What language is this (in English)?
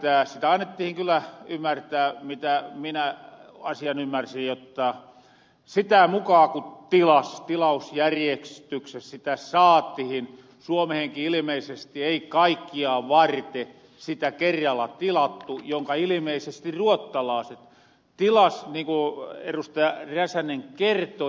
Finnish